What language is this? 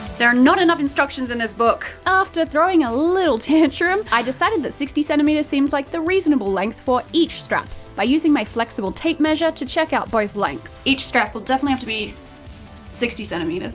English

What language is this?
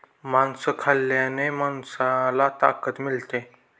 Marathi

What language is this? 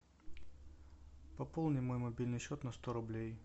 Russian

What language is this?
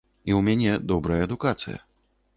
Belarusian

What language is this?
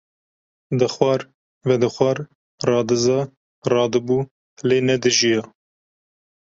Kurdish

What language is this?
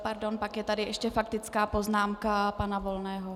Czech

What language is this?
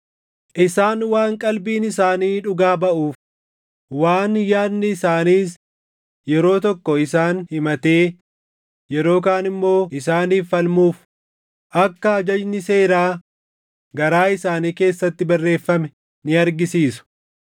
Oromo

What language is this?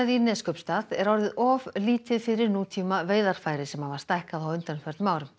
Icelandic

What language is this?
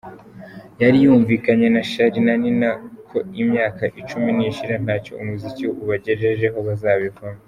Kinyarwanda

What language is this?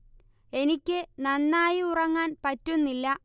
Malayalam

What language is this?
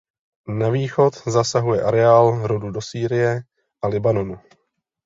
Czech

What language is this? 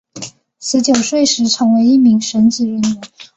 Chinese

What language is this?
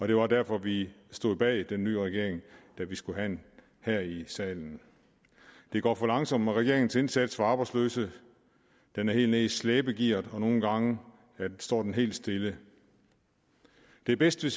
Danish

